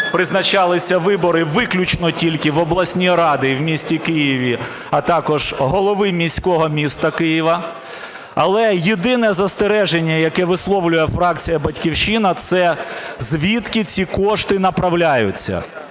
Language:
Ukrainian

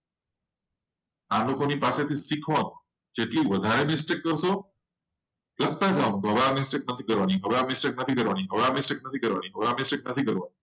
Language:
Gujarati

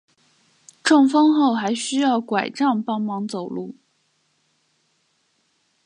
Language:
Chinese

